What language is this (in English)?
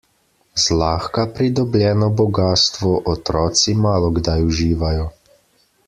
Slovenian